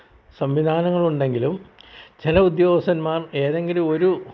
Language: Malayalam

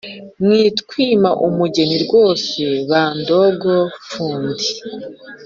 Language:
Kinyarwanda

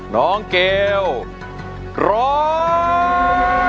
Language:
Thai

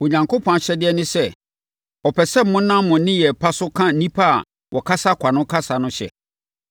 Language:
Akan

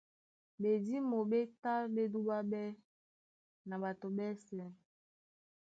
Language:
Duala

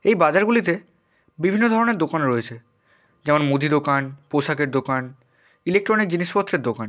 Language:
Bangla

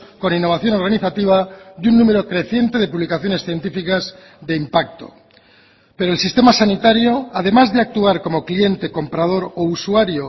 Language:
Spanish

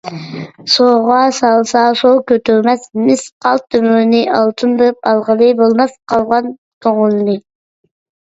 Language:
Uyghur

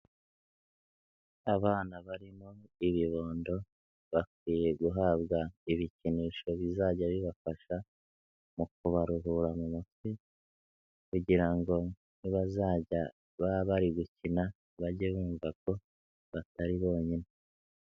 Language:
Kinyarwanda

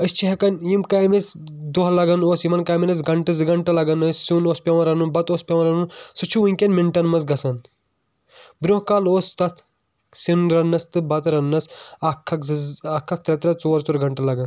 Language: Kashmiri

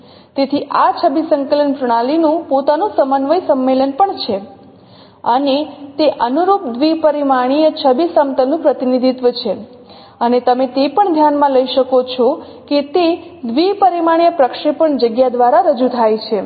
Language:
Gujarati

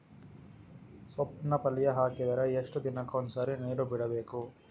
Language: Kannada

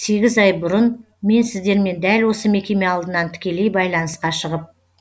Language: Kazakh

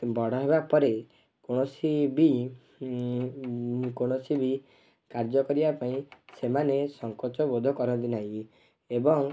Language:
Odia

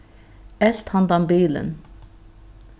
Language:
Faroese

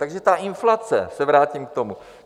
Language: Czech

